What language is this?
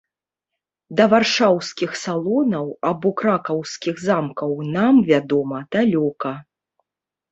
Belarusian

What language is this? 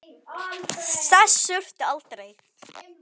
Icelandic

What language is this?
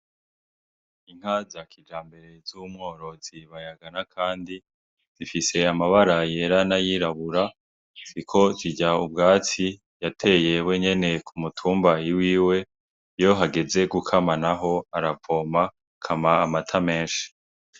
Rundi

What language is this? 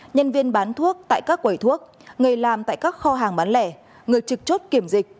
Vietnamese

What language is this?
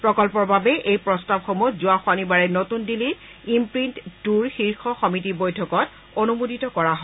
Assamese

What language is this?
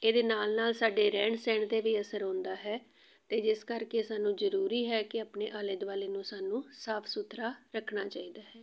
Punjabi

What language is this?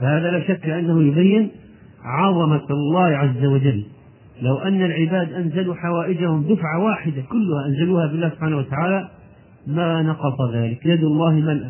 Arabic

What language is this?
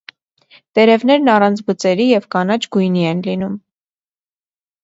Armenian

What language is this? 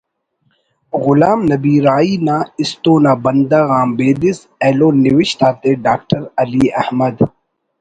Brahui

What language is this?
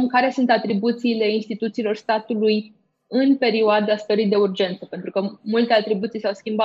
Romanian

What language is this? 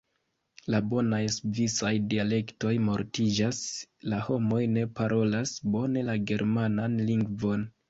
Esperanto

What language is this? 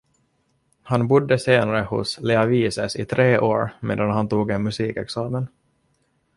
Swedish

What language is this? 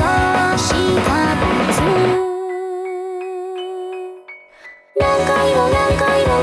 Japanese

